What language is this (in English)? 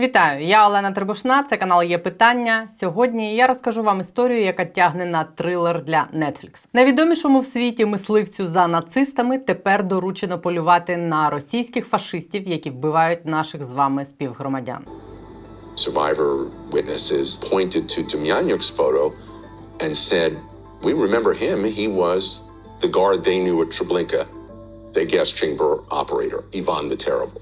Ukrainian